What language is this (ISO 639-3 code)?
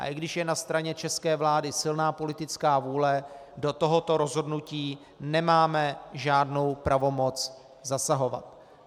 ces